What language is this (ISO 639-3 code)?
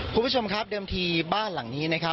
tha